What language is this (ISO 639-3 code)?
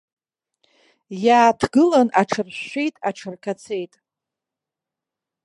abk